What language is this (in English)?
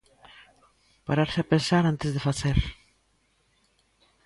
Galician